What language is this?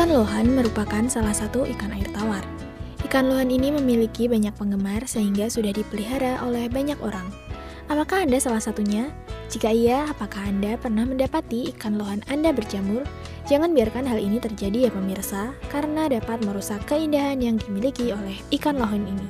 Indonesian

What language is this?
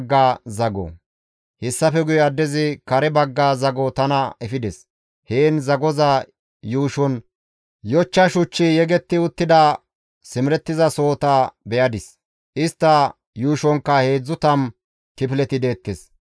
Gamo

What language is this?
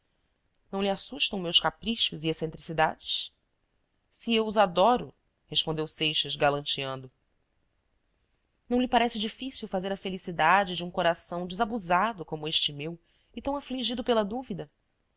Portuguese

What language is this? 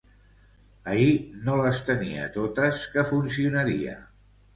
Catalan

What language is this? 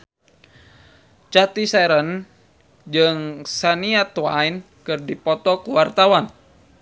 Sundanese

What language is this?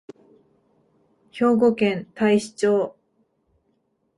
Japanese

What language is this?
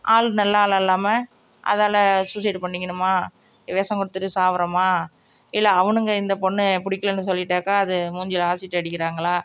Tamil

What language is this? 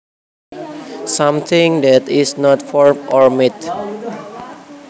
Javanese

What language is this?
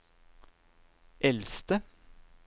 Norwegian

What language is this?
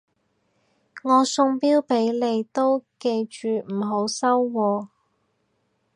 Cantonese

